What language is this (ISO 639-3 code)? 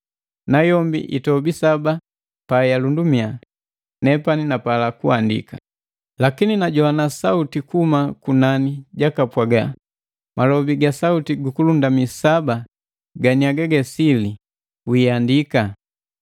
mgv